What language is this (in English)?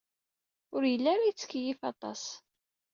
Kabyle